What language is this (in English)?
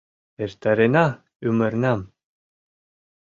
Mari